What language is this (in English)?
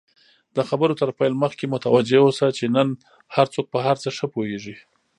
Pashto